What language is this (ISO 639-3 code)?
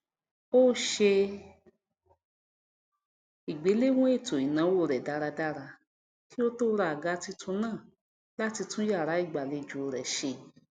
yor